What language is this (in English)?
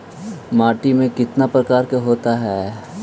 Magahi